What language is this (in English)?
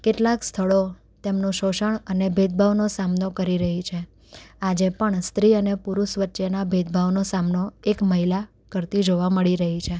Gujarati